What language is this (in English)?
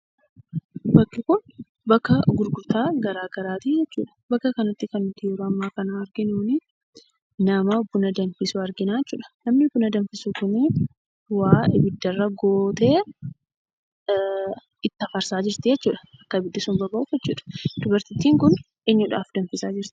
Oromo